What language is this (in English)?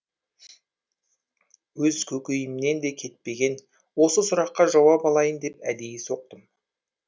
Kazakh